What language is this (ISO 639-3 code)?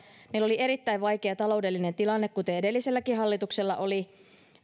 fin